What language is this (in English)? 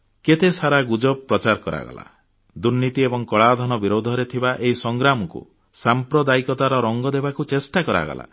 Odia